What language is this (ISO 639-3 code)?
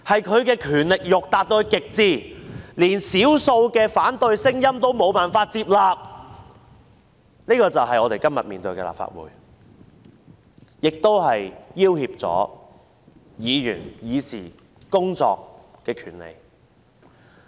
yue